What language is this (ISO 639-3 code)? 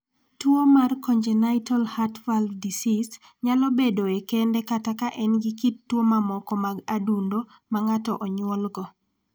luo